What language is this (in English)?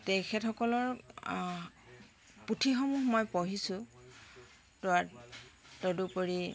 Assamese